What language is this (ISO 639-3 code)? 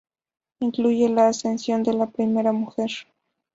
spa